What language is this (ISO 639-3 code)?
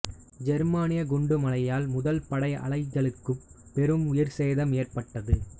tam